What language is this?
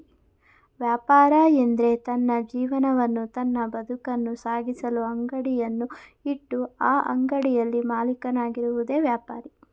Kannada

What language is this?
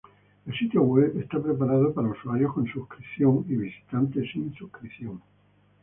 Spanish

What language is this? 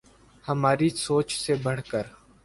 Urdu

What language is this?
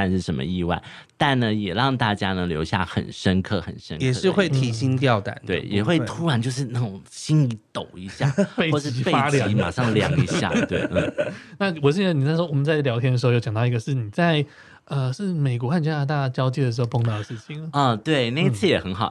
Chinese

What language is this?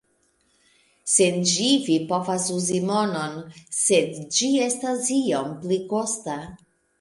Esperanto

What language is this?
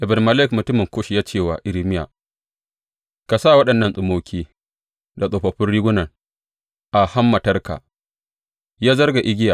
Hausa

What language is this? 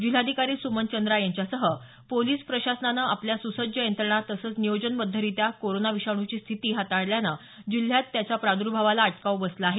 Marathi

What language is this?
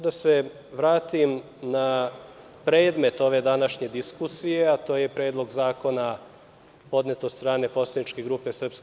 Serbian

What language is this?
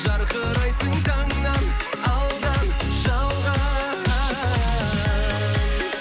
Kazakh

